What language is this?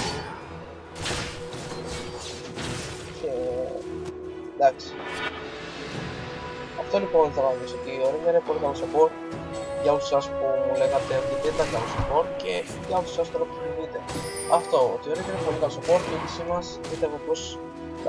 Greek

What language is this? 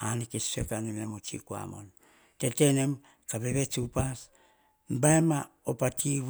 Hahon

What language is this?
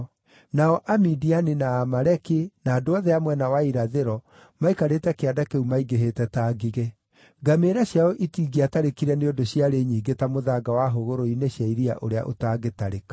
Kikuyu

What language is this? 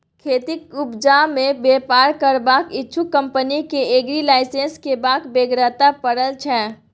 Maithili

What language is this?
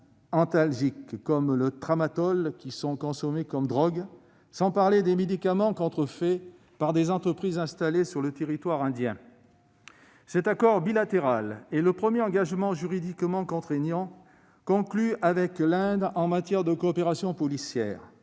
French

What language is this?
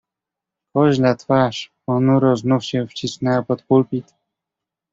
Polish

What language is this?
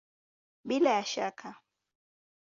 Swahili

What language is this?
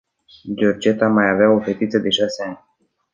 Romanian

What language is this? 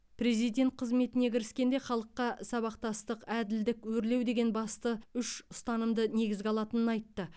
Kazakh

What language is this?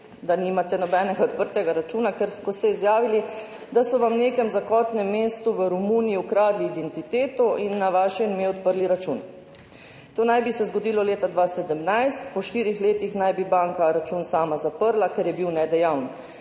Slovenian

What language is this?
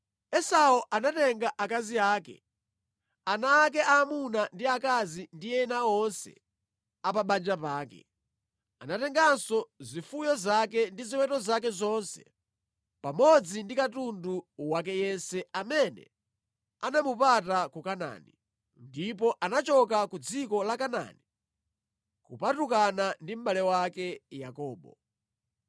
Nyanja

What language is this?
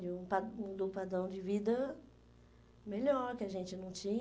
Portuguese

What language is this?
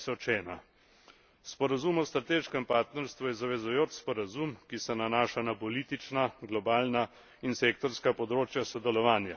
Slovenian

